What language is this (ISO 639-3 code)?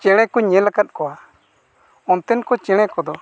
sat